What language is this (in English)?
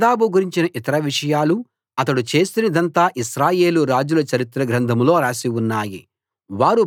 Telugu